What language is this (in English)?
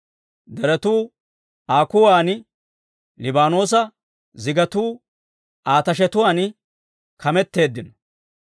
Dawro